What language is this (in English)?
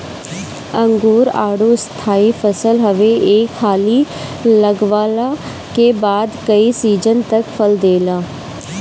Bhojpuri